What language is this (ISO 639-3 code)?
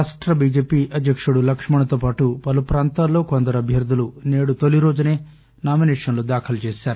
tel